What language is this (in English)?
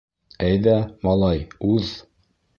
Bashkir